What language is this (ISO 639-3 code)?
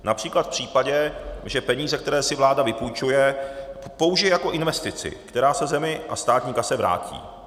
ces